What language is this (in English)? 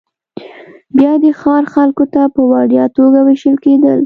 Pashto